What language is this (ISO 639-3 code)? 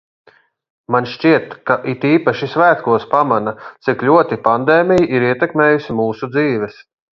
lav